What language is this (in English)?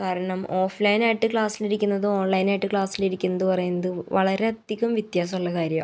Malayalam